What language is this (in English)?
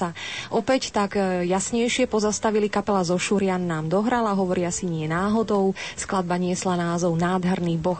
Slovak